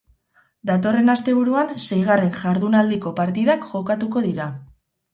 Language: Basque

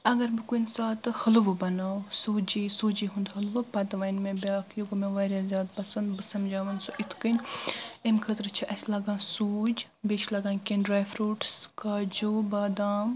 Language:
Kashmiri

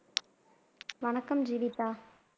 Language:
Tamil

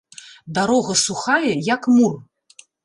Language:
Belarusian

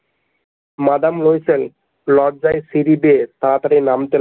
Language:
Bangla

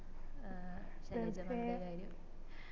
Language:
Malayalam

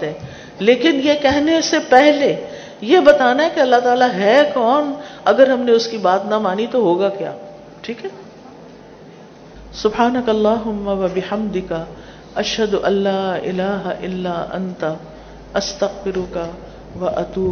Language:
Urdu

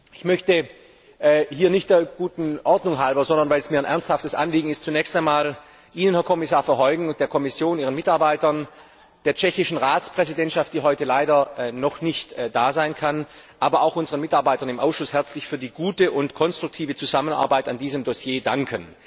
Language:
German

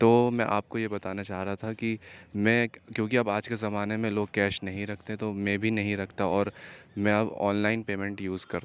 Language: Urdu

